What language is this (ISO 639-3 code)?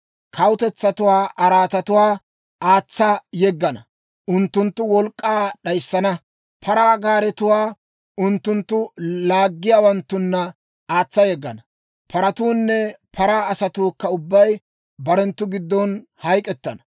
dwr